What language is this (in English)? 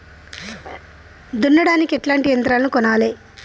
Telugu